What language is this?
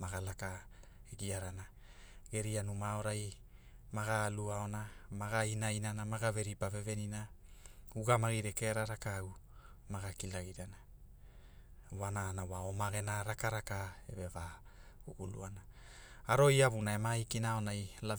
Hula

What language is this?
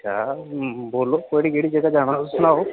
Dogri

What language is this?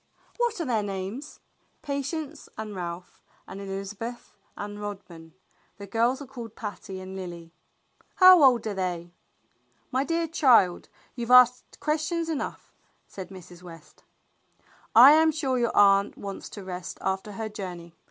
English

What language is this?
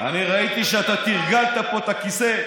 Hebrew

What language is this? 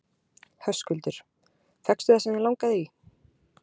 Icelandic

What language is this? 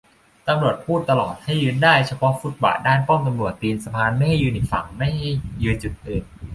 Thai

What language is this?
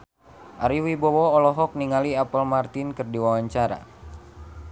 Sundanese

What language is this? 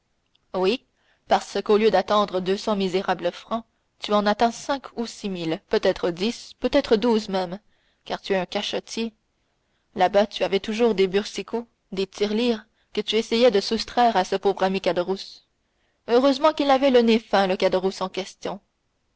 French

